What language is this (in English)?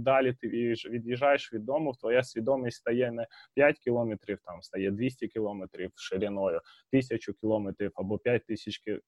Ukrainian